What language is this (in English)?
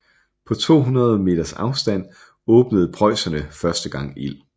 Danish